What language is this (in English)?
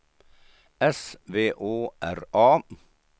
Swedish